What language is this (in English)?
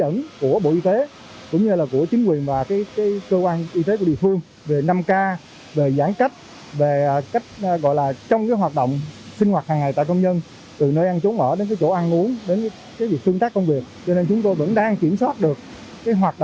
Vietnamese